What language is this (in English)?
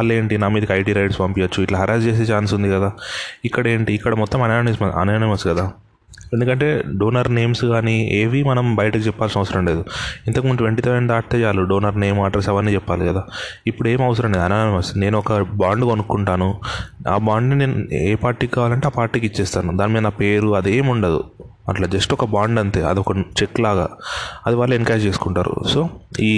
Telugu